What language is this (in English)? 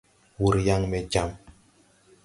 Tupuri